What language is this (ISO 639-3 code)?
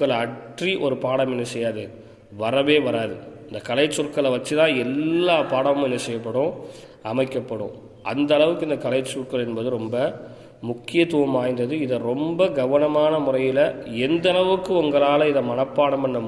tam